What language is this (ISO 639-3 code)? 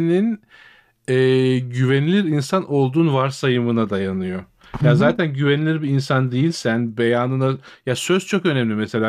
tur